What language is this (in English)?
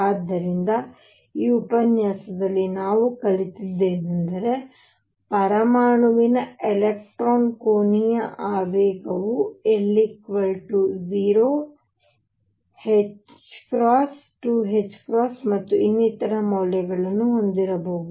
Kannada